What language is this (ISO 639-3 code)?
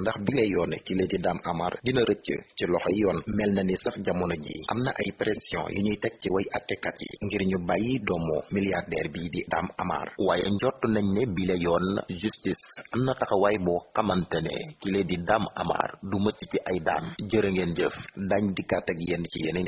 ind